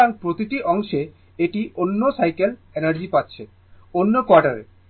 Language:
Bangla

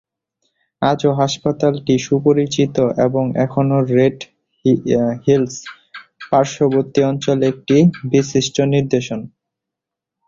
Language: Bangla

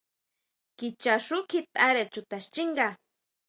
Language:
Huautla Mazatec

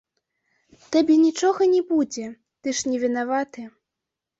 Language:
Belarusian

